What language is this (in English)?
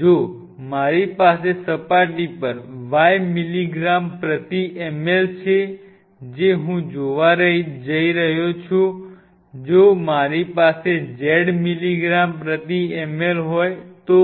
Gujarati